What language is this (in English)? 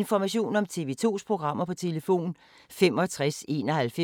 Danish